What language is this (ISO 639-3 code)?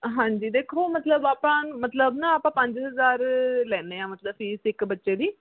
pan